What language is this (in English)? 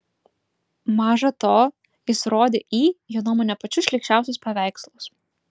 Lithuanian